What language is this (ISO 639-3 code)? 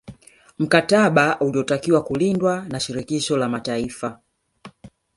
swa